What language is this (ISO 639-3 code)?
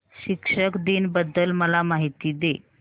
mar